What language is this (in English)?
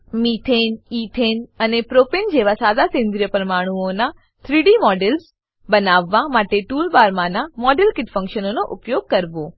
Gujarati